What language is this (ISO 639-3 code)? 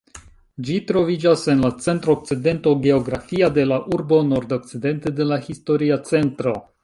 epo